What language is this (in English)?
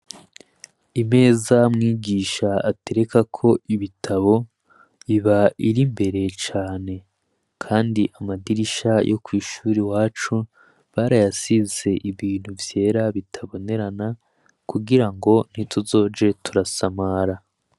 Rundi